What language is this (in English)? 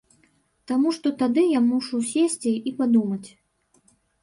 Belarusian